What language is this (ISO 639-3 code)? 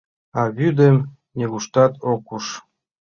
chm